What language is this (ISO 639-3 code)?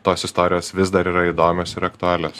lit